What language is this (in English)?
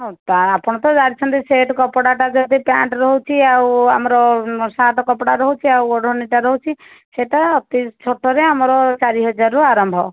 Odia